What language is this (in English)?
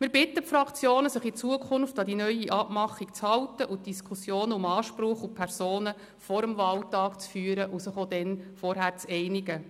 Swiss German